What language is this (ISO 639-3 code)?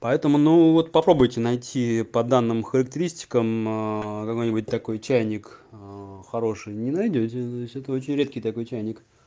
rus